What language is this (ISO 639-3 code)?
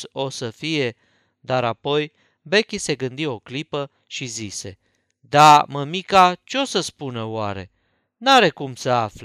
ron